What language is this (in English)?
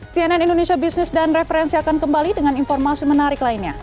Indonesian